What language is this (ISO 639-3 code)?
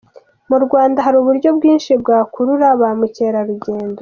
kin